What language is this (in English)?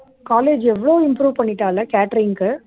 Tamil